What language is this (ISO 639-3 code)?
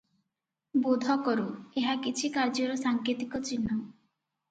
ori